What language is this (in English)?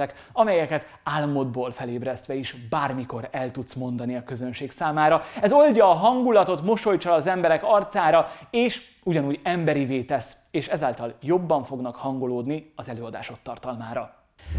Hungarian